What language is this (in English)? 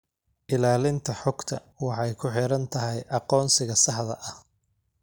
Somali